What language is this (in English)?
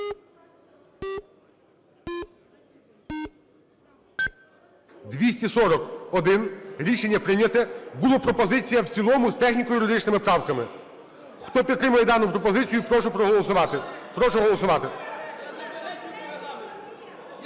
Ukrainian